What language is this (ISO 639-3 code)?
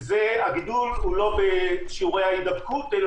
heb